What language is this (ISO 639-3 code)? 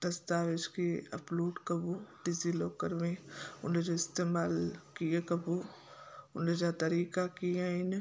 snd